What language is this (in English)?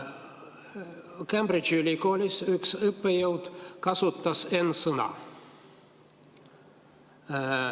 Estonian